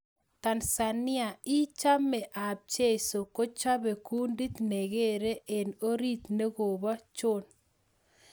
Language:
Kalenjin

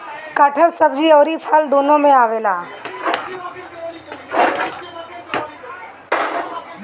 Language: Bhojpuri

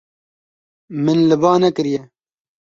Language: Kurdish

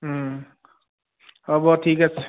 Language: Assamese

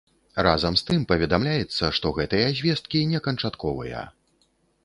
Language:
Belarusian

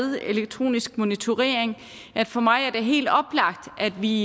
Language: Danish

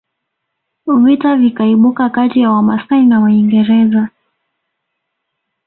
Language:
Swahili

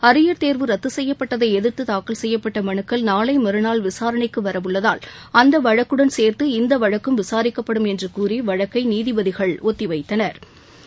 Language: Tamil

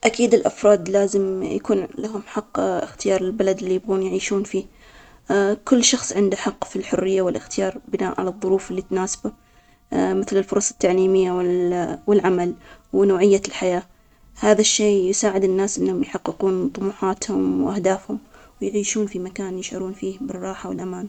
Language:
Omani Arabic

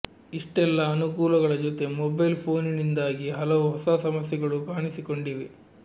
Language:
Kannada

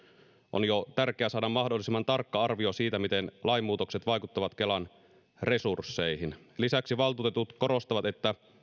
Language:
Finnish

